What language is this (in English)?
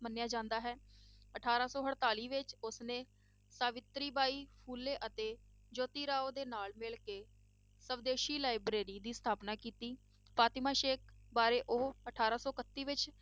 Punjabi